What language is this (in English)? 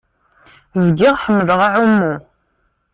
Kabyle